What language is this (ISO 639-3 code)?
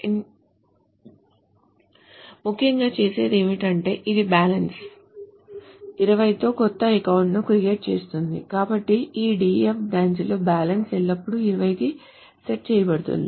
tel